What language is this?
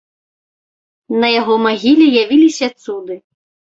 Belarusian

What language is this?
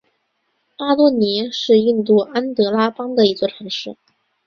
Chinese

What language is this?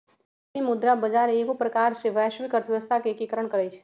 Magahi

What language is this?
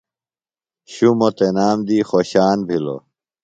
Phalura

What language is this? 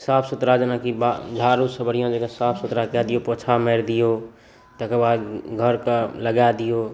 Maithili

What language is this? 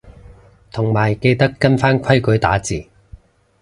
Cantonese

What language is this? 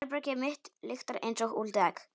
Icelandic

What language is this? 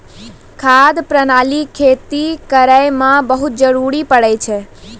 Maithili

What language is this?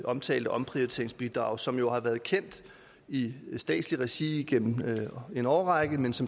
Danish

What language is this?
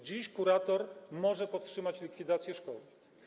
Polish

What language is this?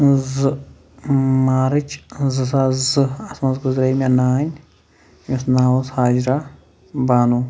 Kashmiri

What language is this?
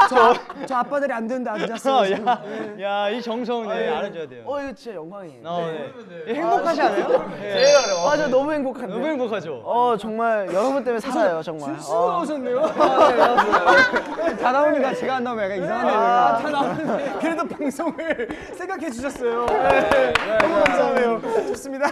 Korean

